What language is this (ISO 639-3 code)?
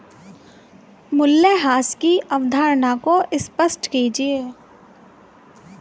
hin